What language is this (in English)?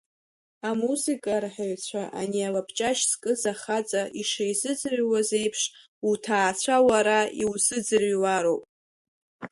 Abkhazian